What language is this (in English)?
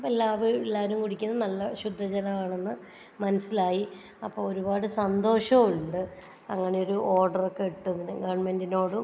Malayalam